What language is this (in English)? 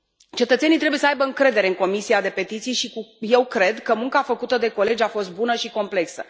Romanian